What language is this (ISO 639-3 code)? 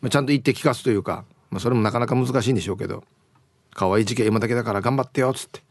jpn